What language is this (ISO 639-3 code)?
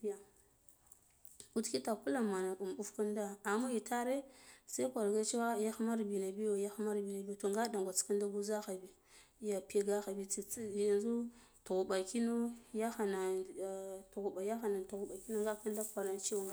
gdf